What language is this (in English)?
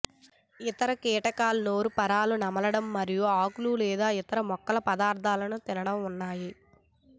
Telugu